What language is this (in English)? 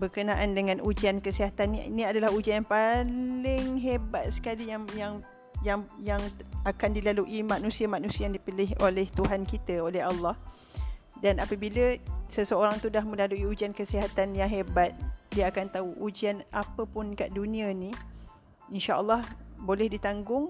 Malay